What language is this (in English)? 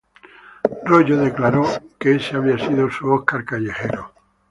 Spanish